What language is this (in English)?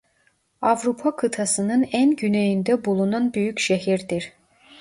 Turkish